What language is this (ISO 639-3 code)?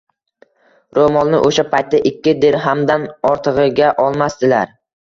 uzb